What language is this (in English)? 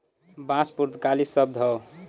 Bhojpuri